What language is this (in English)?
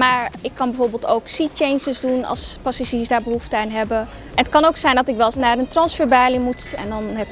Dutch